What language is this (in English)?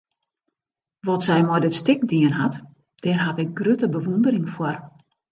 Western Frisian